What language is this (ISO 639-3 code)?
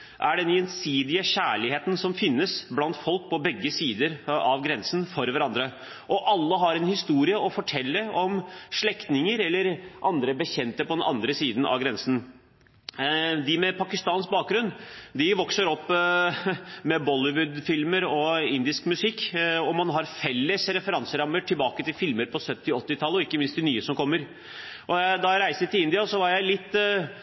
nob